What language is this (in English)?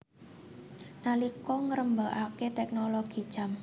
Javanese